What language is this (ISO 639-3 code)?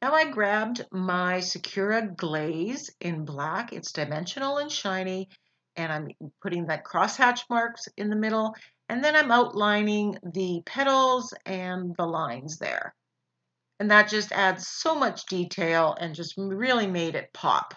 eng